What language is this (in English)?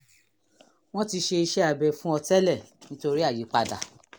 Yoruba